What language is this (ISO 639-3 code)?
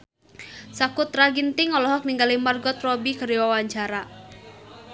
sun